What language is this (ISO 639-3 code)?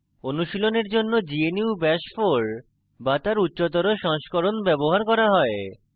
ben